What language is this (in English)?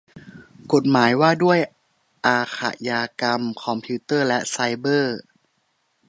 Thai